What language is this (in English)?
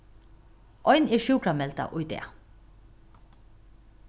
Faroese